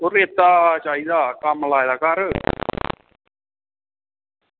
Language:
Dogri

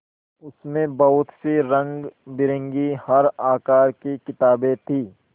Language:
Hindi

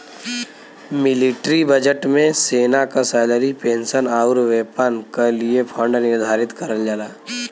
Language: Bhojpuri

